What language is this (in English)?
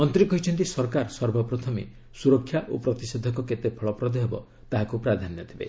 Odia